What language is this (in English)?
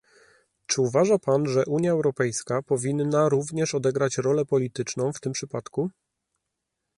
Polish